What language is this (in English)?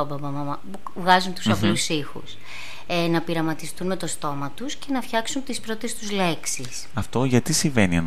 Greek